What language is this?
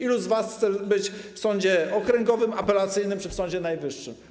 Polish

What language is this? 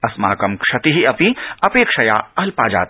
Sanskrit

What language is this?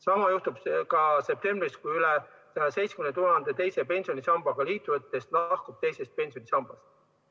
Estonian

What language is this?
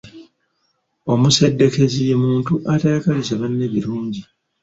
Ganda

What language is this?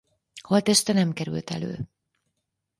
Hungarian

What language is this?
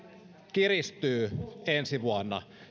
Finnish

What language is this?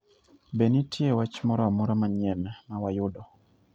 Luo (Kenya and Tanzania)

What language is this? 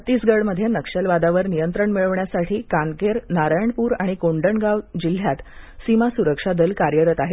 Marathi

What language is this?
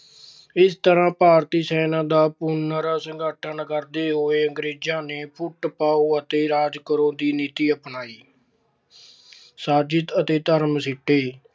Punjabi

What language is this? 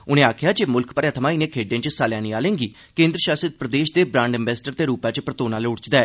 Dogri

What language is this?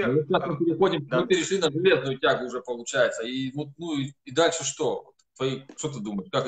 Russian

